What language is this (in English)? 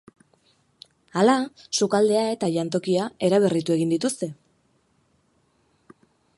Basque